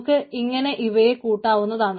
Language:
Malayalam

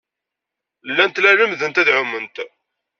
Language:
Kabyle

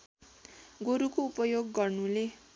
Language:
Nepali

